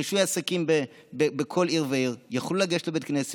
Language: Hebrew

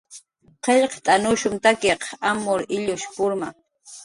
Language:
Jaqaru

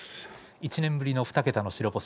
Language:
Japanese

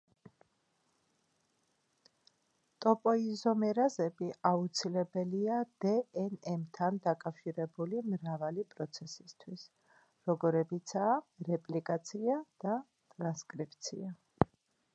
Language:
Georgian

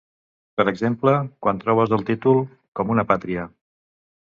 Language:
Catalan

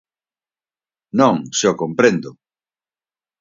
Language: Galician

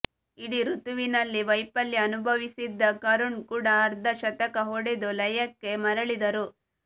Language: Kannada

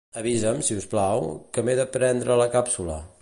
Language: Catalan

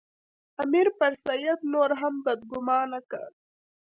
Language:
Pashto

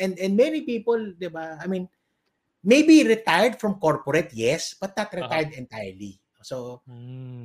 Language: Filipino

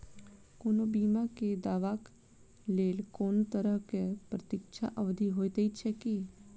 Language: Maithili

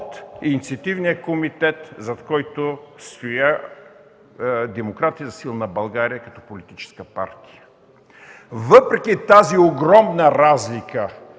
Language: Bulgarian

